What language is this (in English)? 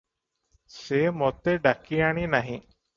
Odia